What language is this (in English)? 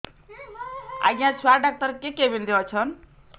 Odia